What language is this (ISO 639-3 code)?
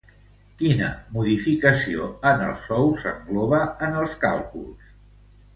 cat